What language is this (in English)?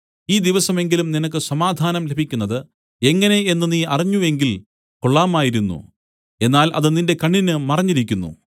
Malayalam